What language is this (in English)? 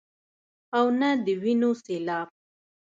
Pashto